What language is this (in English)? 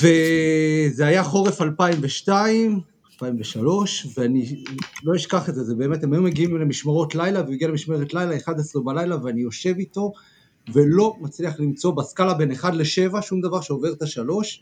Hebrew